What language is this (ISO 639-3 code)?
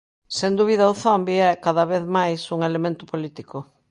glg